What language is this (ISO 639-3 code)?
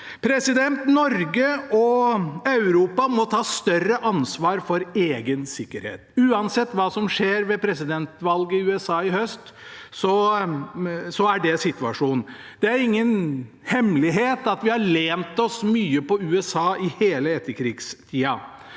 nor